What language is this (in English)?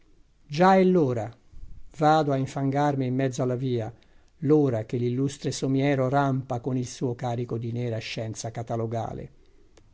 Italian